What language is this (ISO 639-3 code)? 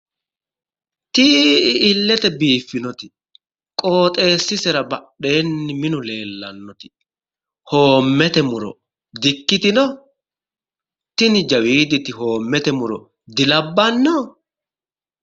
sid